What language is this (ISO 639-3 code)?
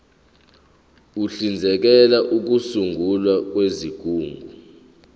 zul